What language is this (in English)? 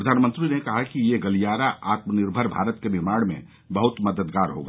Hindi